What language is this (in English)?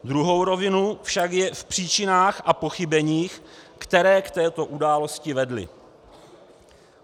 Czech